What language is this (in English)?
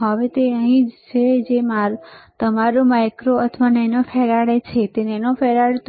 Gujarati